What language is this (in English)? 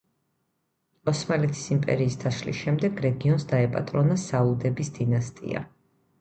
Georgian